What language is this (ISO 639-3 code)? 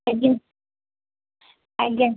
ori